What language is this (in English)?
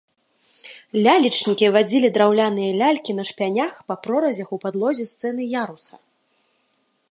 Belarusian